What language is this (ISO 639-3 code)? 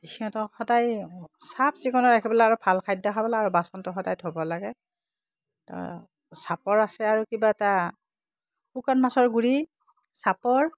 asm